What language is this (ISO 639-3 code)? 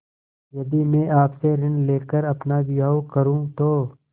hin